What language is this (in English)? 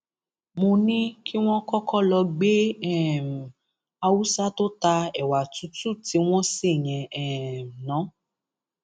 Yoruba